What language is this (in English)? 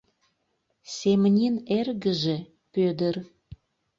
Mari